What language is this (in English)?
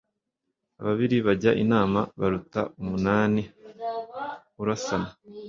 Kinyarwanda